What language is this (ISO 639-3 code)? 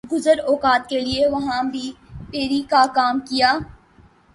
urd